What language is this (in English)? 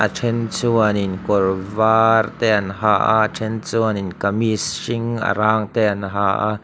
Mizo